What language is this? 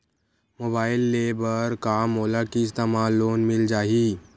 Chhattisgarhi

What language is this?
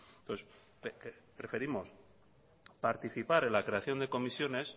Spanish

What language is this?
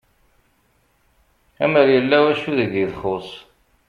Kabyle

